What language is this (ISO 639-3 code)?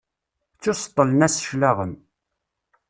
kab